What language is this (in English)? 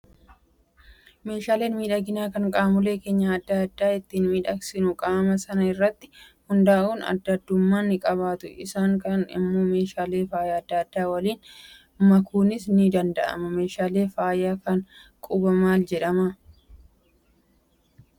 Oromo